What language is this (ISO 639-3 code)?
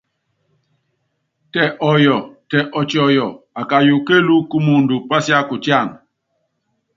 yav